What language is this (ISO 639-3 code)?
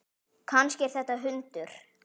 isl